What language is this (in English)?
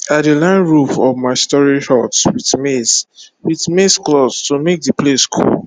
Nigerian Pidgin